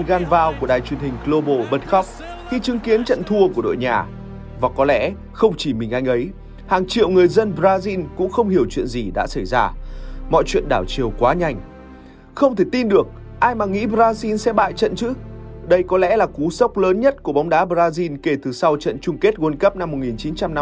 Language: Vietnamese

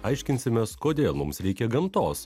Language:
Lithuanian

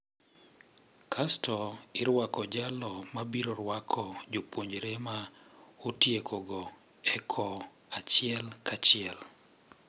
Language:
Luo (Kenya and Tanzania)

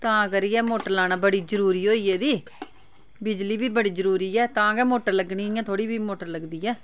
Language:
Dogri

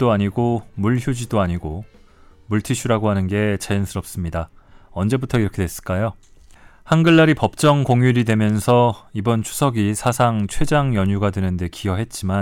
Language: Korean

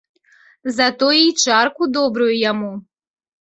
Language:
Belarusian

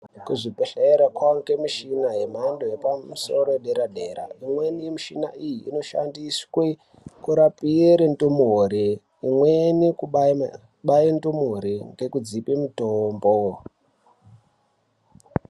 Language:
Ndau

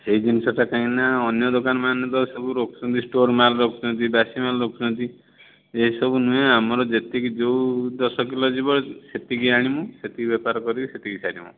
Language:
Odia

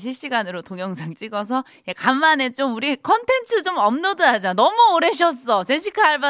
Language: Korean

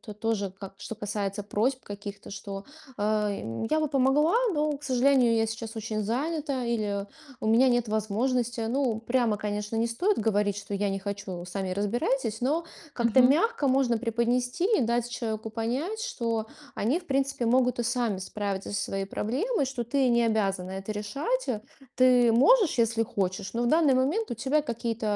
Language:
Russian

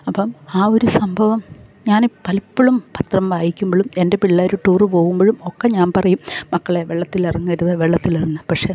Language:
Malayalam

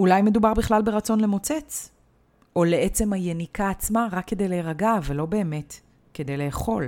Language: Hebrew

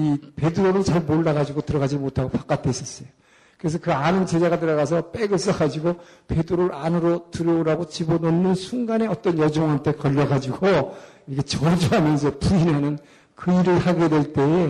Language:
Korean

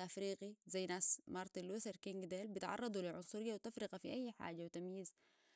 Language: Sudanese Arabic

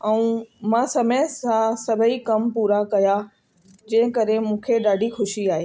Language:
Sindhi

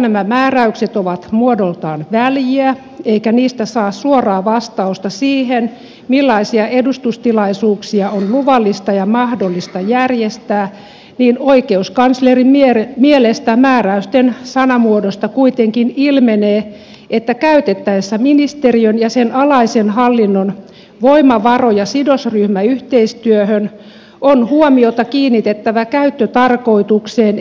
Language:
Finnish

